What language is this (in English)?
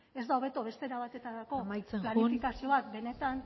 Basque